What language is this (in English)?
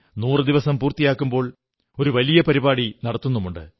Malayalam